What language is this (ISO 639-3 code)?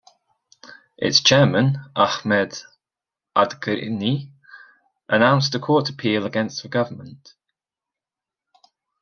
eng